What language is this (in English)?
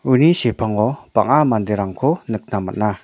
Garo